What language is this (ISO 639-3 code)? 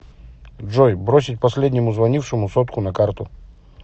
rus